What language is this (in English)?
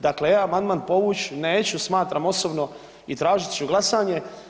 Croatian